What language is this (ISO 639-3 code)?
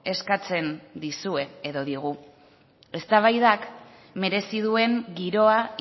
eus